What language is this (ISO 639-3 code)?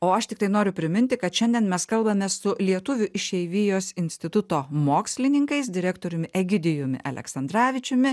lit